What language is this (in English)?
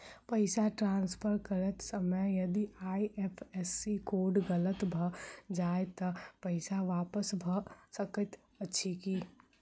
Maithili